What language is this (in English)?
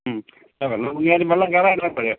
Malayalam